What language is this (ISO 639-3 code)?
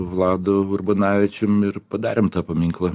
lit